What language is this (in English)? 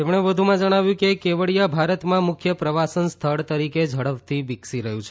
Gujarati